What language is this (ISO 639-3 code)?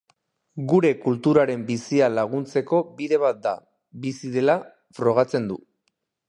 eus